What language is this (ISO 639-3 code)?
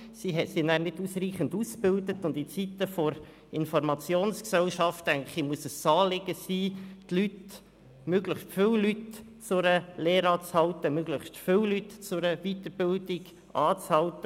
gsw